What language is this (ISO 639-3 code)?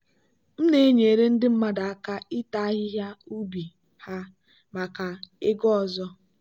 ibo